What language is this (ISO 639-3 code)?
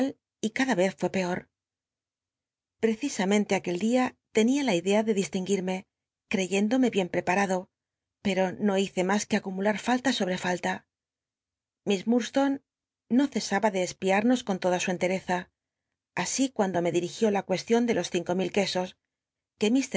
spa